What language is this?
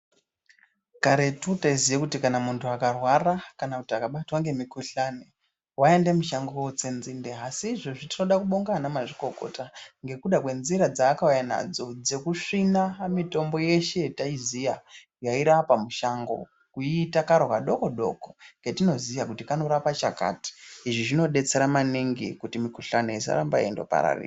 Ndau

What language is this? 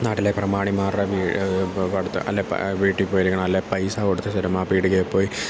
Malayalam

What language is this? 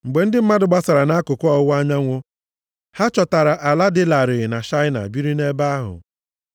Igbo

